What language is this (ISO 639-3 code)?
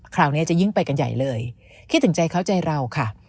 tha